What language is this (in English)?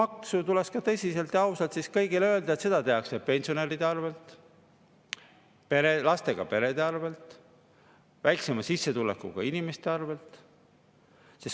Estonian